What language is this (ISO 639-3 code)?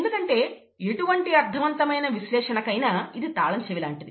tel